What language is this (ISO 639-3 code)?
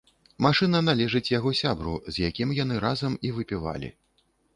bel